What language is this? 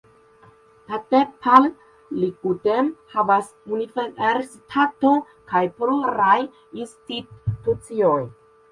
Esperanto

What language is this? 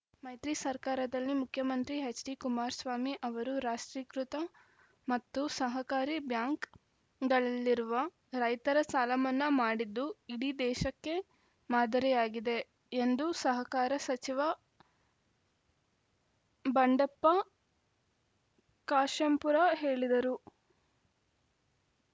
Kannada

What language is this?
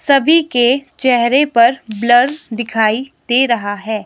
Hindi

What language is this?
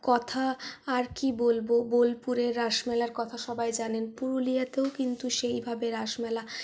Bangla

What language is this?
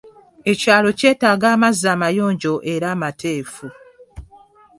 Ganda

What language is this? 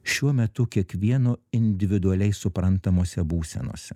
Lithuanian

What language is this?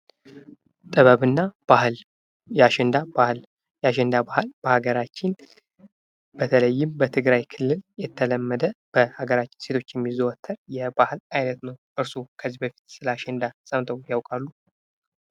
Amharic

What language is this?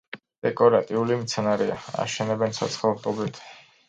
Georgian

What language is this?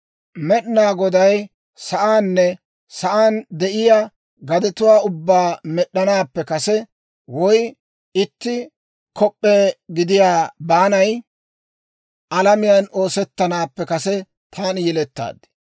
Dawro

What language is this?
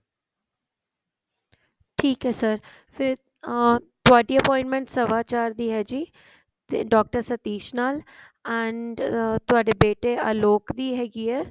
Punjabi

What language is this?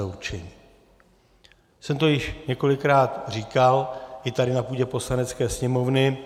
Czech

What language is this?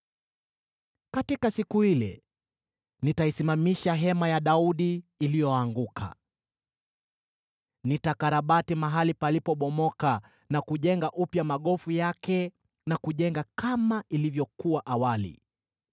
Swahili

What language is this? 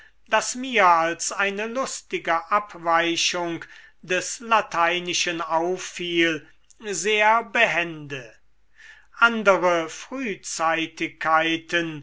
German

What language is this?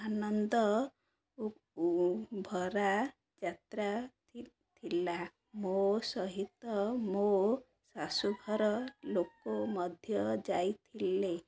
Odia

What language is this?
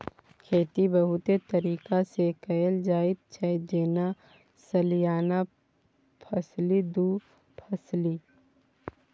Maithili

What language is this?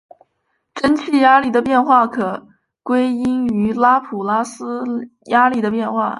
Chinese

